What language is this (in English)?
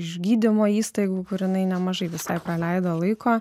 Lithuanian